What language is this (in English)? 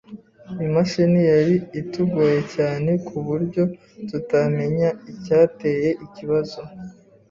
Kinyarwanda